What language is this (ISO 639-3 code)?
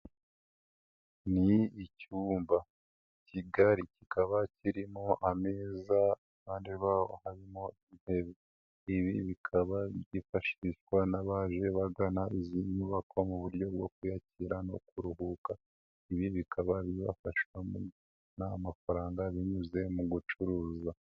kin